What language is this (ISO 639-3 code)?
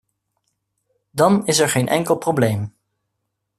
nld